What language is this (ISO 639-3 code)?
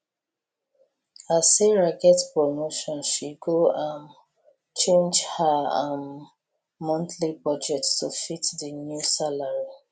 pcm